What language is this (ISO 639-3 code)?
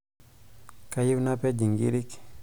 mas